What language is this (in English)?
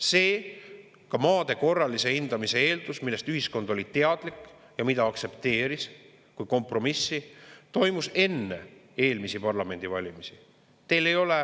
Estonian